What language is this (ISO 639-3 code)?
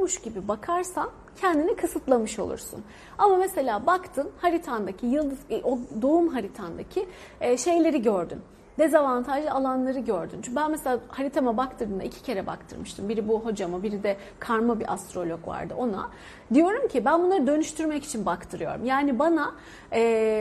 tur